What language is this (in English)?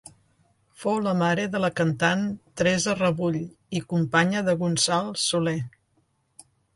Catalan